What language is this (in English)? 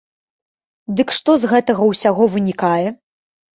Belarusian